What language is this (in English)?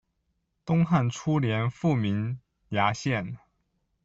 Chinese